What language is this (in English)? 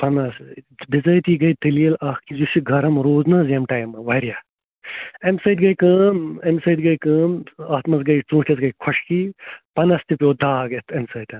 Kashmiri